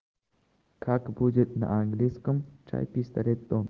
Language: Russian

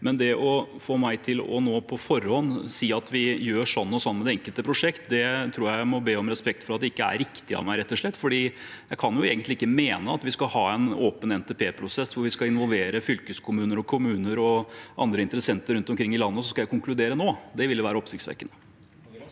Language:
Norwegian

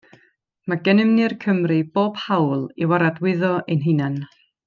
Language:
Welsh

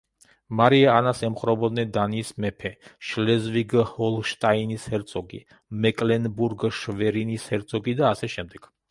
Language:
Georgian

